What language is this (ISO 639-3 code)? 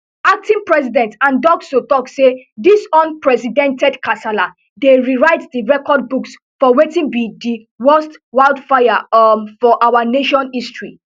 pcm